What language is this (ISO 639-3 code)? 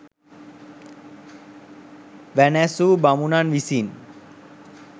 sin